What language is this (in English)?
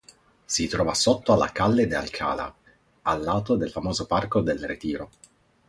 Italian